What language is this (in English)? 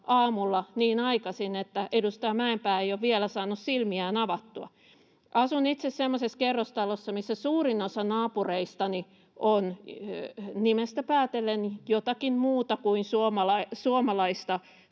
Finnish